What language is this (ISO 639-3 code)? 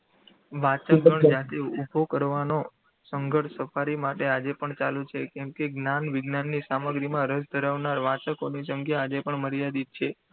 guj